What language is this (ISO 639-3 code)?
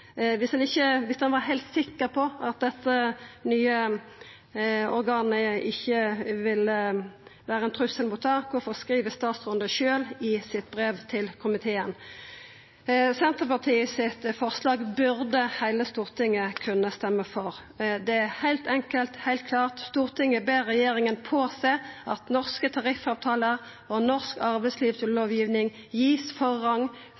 nno